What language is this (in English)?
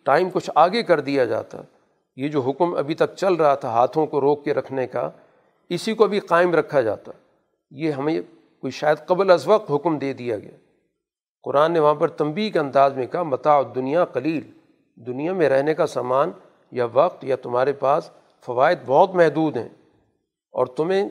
Urdu